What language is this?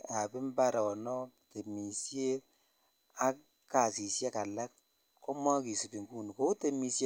Kalenjin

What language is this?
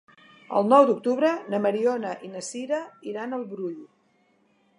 Catalan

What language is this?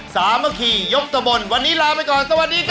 Thai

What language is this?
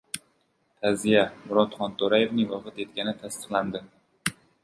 Uzbek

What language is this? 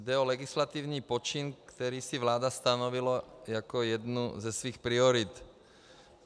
Czech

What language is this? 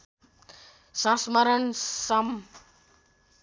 Nepali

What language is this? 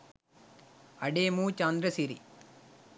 Sinhala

